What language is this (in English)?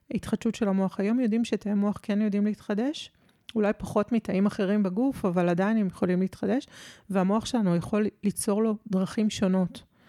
Hebrew